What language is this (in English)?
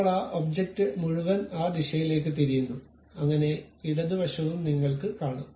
Malayalam